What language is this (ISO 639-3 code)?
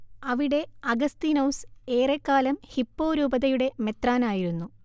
mal